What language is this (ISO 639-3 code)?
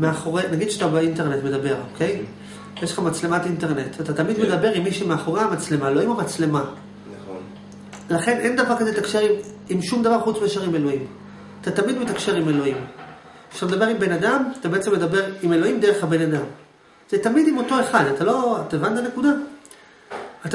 heb